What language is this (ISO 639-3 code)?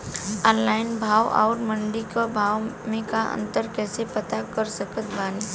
bho